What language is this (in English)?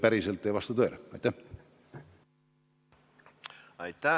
Estonian